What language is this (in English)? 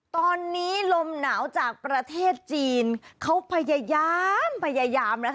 Thai